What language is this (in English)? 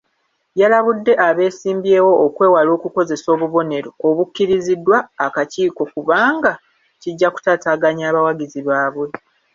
Ganda